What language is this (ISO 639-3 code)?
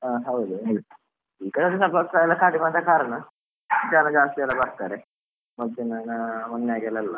kan